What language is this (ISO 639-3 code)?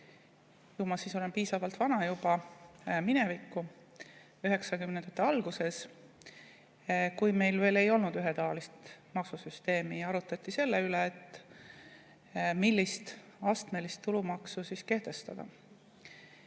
est